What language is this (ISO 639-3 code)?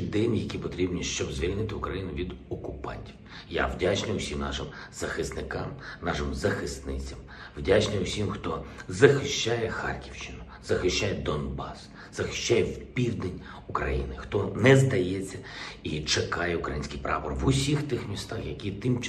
ukr